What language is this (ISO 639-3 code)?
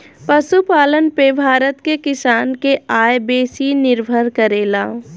bho